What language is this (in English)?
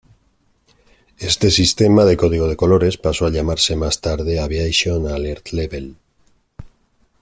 Spanish